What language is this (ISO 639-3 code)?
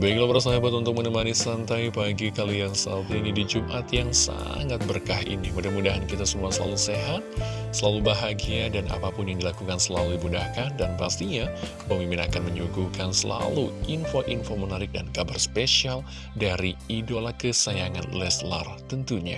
ind